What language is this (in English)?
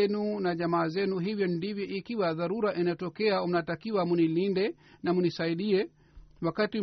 Swahili